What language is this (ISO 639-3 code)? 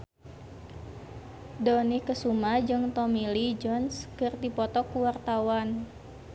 sun